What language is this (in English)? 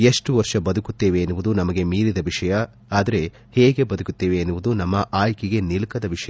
Kannada